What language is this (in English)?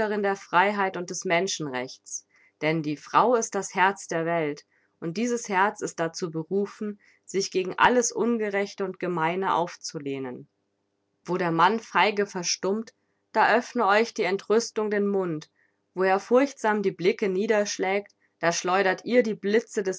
German